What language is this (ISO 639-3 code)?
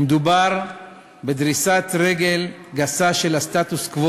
heb